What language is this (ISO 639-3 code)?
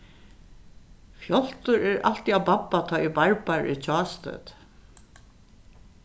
fao